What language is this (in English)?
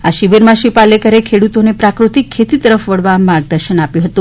Gujarati